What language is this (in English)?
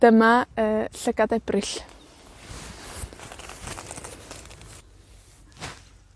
Welsh